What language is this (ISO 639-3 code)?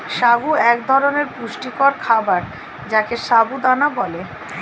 ben